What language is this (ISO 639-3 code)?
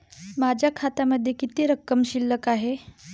mar